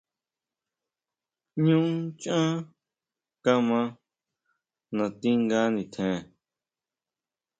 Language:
Huautla Mazatec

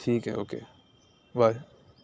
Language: Urdu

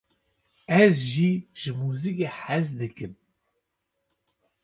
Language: Kurdish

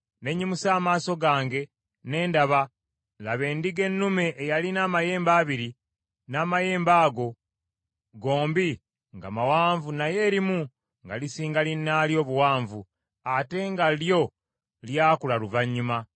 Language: Ganda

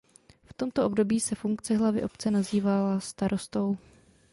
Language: Czech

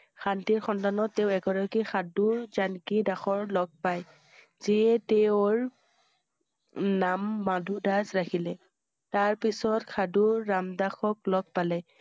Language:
Assamese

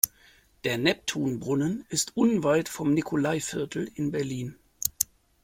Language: German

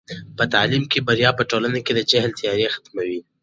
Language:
Pashto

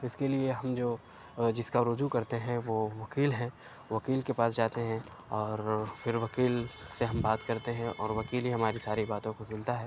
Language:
Urdu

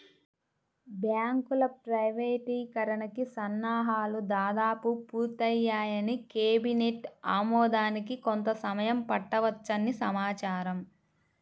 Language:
Telugu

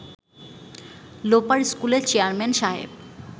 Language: Bangla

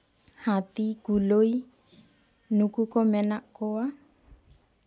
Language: Santali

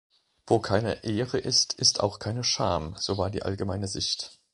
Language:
German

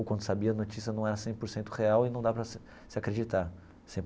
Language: Portuguese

